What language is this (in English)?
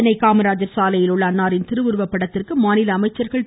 Tamil